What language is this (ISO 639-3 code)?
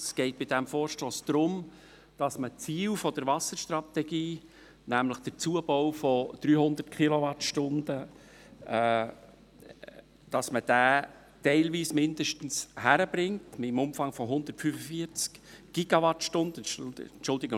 gsw